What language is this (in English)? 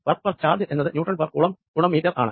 Malayalam